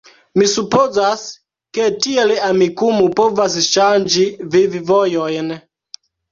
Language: Esperanto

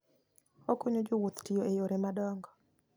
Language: Luo (Kenya and Tanzania)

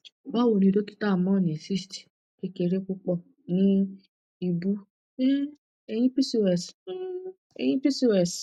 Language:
Yoruba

